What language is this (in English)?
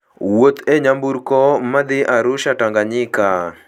Luo (Kenya and Tanzania)